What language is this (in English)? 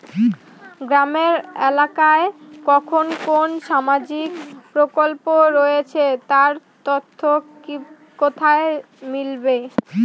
Bangla